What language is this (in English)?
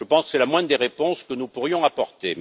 French